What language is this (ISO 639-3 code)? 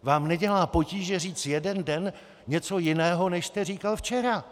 ces